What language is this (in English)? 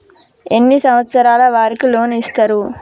Telugu